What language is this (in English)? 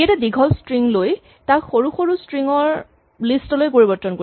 Assamese